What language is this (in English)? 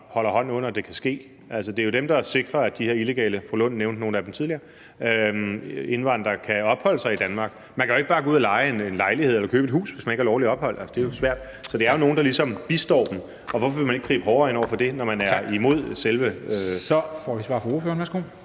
Danish